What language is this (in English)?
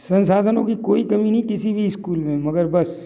Hindi